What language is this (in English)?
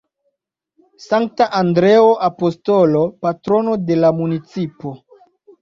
Esperanto